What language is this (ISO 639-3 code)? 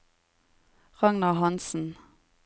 nor